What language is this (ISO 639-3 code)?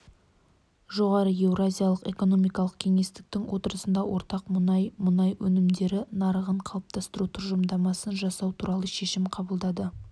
kaz